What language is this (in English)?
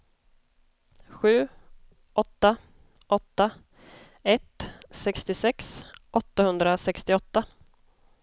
Swedish